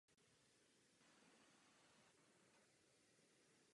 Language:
Czech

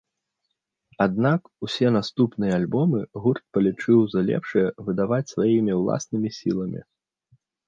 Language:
Belarusian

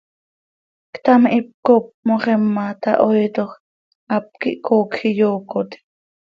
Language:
Seri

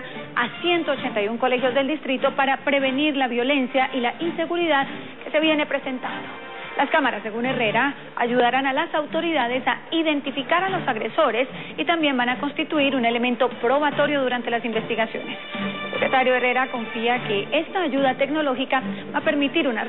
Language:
Spanish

